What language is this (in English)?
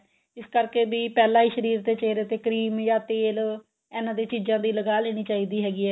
Punjabi